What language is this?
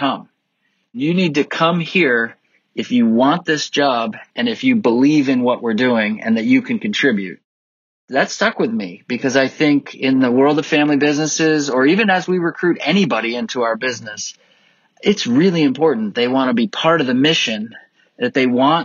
English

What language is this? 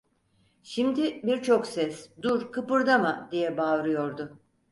Turkish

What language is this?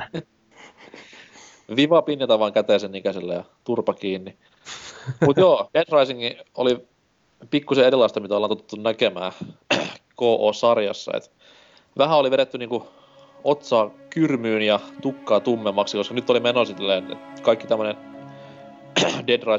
Finnish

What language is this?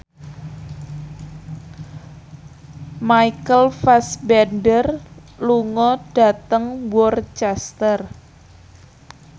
Javanese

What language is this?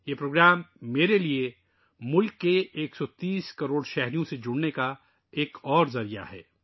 Urdu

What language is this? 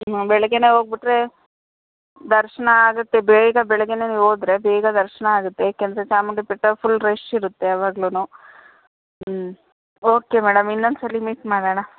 Kannada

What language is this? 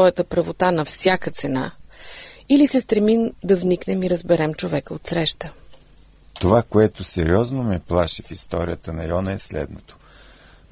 Bulgarian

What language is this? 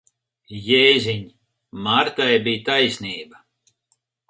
Latvian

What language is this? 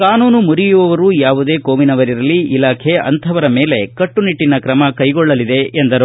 Kannada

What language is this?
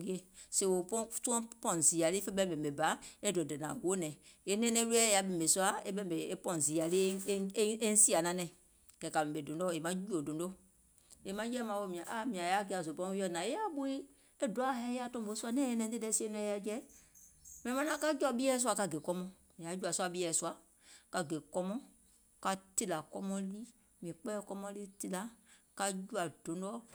Gola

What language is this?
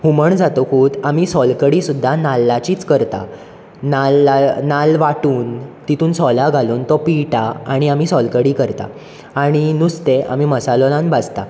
Konkani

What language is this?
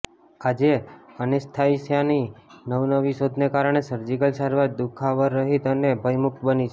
Gujarati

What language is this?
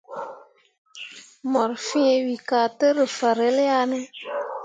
Mundang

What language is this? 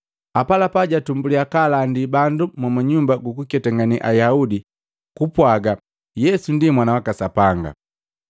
Matengo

